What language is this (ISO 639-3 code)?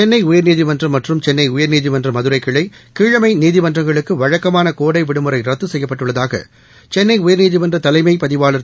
tam